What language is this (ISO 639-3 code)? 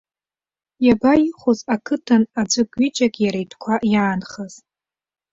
abk